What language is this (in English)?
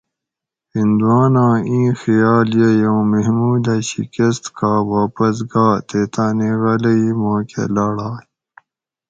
Gawri